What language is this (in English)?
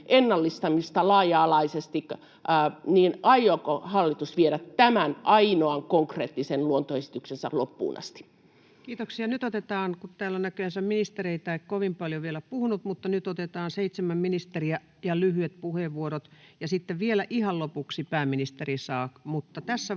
Finnish